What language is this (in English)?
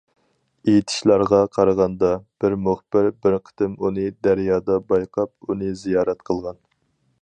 Uyghur